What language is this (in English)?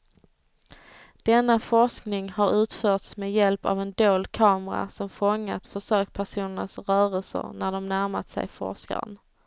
Swedish